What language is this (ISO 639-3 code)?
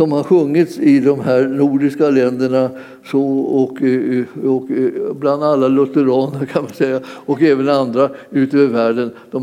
swe